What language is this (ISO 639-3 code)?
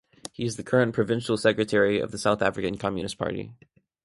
eng